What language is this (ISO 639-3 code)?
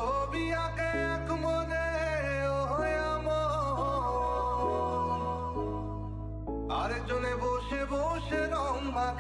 ara